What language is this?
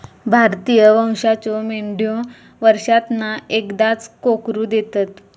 Marathi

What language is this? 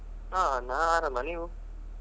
Kannada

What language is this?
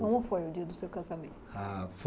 Portuguese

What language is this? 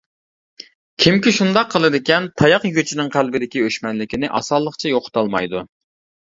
Uyghur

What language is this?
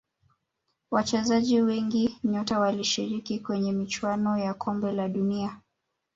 Swahili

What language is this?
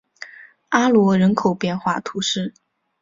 Chinese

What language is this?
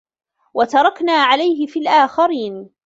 Arabic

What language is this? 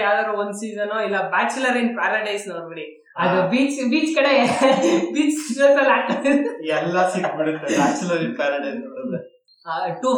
Kannada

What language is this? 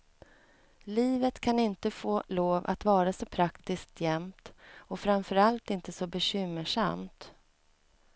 Swedish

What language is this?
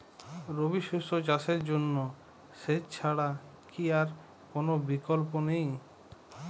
Bangla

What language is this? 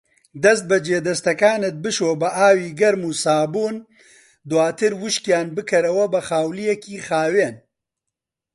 Central Kurdish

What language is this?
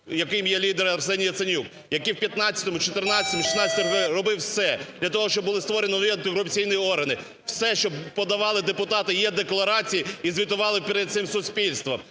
Ukrainian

